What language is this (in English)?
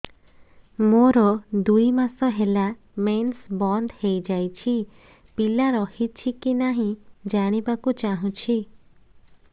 Odia